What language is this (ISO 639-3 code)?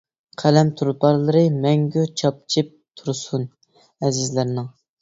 uig